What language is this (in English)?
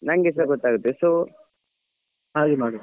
Kannada